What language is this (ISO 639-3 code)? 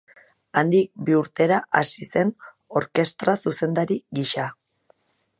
eus